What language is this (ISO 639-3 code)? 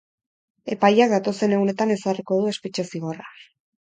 eus